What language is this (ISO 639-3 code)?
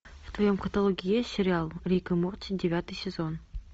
rus